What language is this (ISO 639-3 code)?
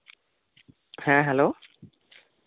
sat